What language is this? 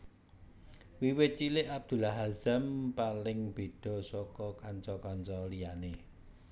Javanese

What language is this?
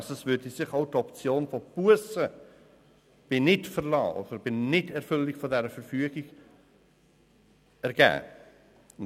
Swiss German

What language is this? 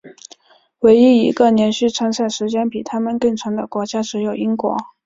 Chinese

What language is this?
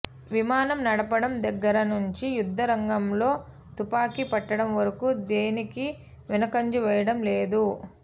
Telugu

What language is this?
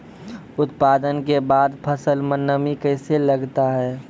Maithili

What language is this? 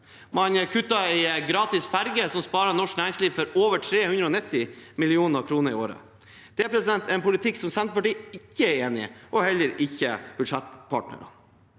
Norwegian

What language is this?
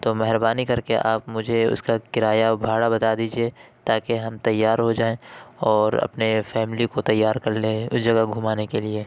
Urdu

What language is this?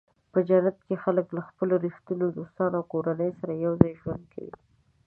Pashto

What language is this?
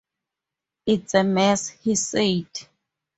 English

